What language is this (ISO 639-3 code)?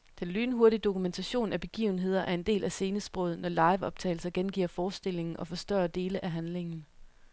dan